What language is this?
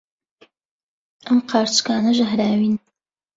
Central Kurdish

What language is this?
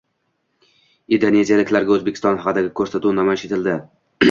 Uzbek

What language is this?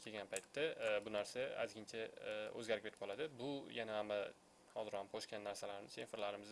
Turkish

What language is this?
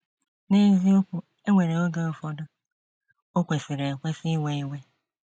Igbo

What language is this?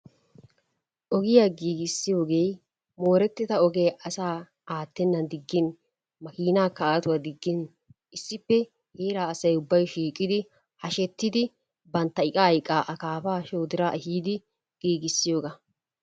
Wolaytta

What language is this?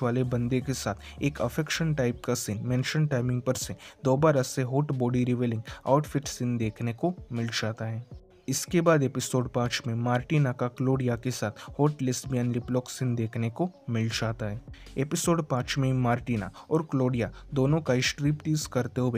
Hindi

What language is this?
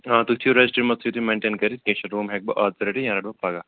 Kashmiri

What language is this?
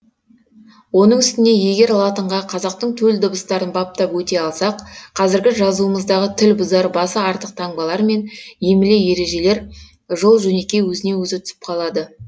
Kazakh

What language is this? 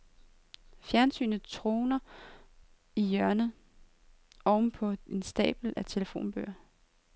Danish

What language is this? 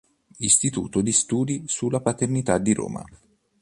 Italian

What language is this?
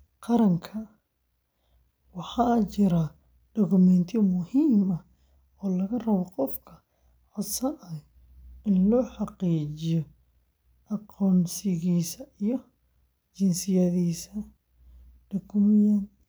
Somali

